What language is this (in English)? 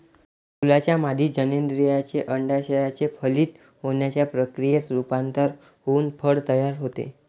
Marathi